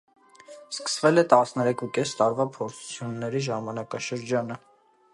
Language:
Armenian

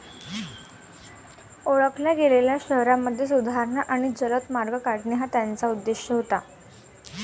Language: Marathi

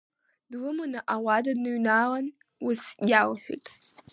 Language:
Abkhazian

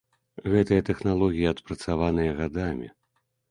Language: Belarusian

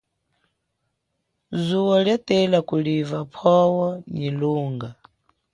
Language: Chokwe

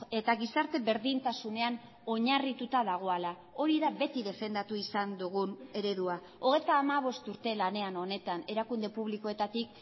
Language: Basque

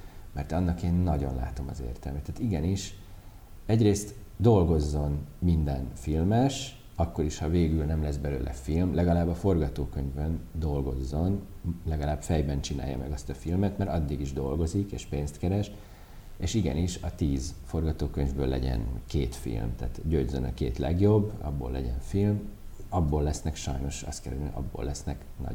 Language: Hungarian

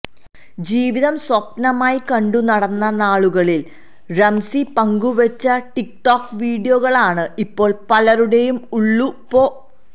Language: Malayalam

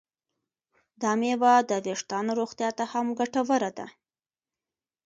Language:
Pashto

